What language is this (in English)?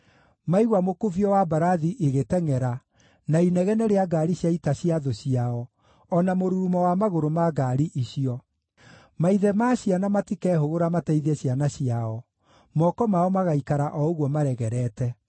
Kikuyu